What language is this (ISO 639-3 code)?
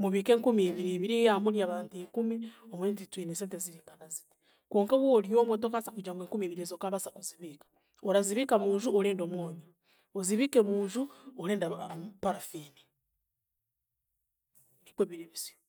cgg